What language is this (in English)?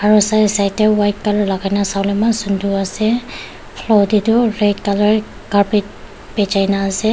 Naga Pidgin